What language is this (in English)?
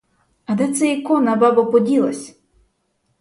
Ukrainian